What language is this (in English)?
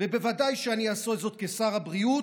Hebrew